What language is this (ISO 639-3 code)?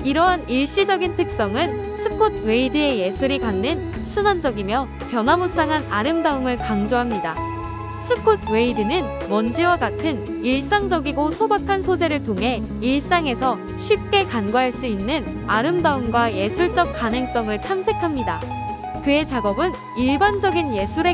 kor